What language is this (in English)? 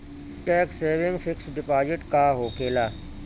Bhojpuri